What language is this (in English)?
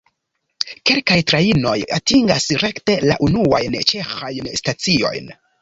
Esperanto